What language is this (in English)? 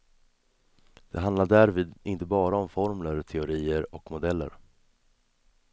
Swedish